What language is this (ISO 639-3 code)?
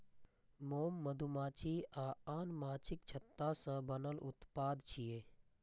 mai